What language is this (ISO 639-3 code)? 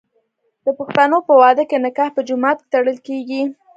pus